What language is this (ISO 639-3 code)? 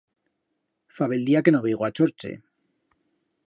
arg